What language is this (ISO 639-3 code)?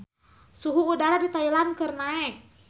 sun